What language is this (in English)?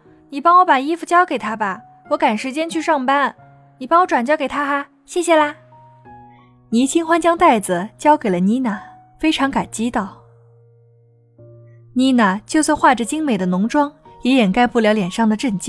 Chinese